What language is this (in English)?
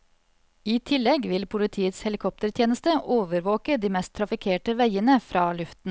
Norwegian